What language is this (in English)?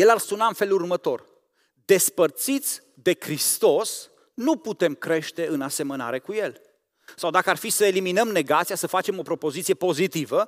Romanian